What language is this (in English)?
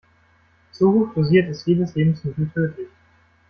German